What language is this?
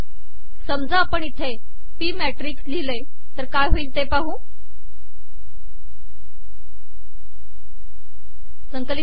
Marathi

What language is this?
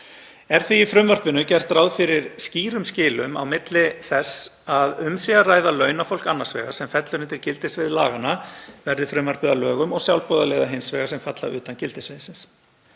Icelandic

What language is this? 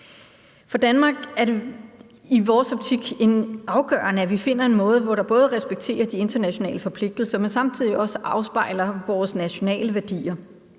Danish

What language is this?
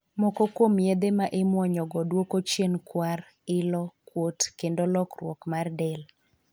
Luo (Kenya and Tanzania)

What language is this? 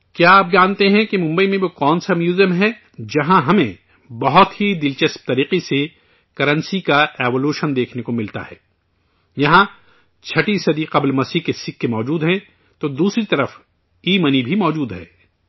Urdu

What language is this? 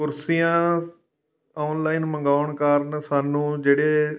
Punjabi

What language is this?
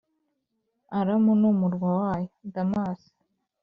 Kinyarwanda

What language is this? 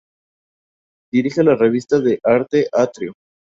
Spanish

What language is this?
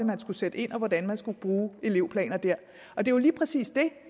Danish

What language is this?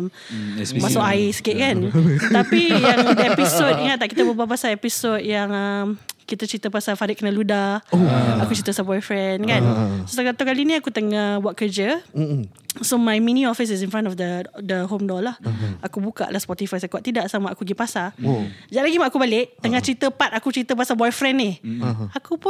Malay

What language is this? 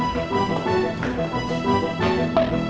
Indonesian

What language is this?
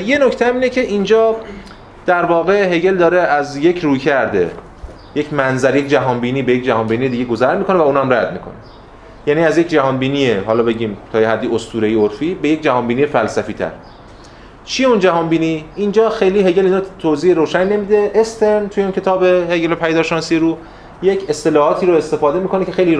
Persian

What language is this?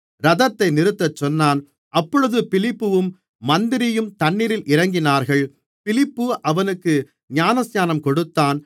Tamil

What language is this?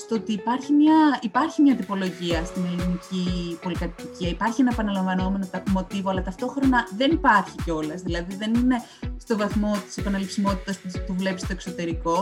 Greek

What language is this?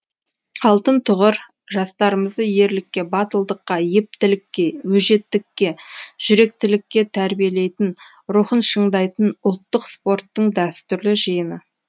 Kazakh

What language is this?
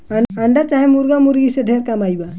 Bhojpuri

